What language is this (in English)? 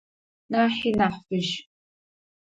Adyghe